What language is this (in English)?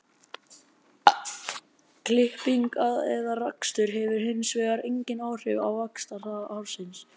Icelandic